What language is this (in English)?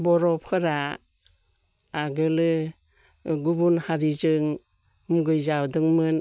Bodo